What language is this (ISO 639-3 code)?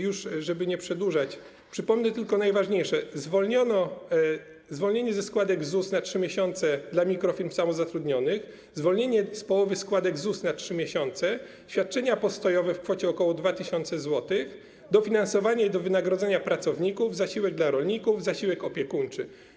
pol